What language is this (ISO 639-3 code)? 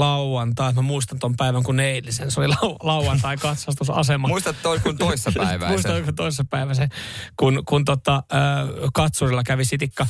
fin